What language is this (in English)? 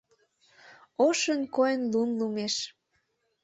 Mari